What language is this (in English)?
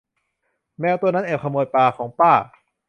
Thai